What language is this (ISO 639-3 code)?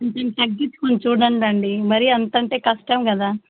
tel